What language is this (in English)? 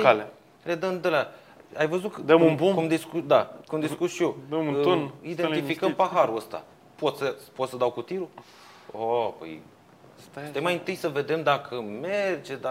Romanian